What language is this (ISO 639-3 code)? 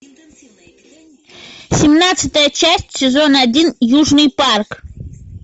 rus